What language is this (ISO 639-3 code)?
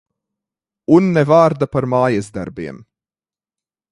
lav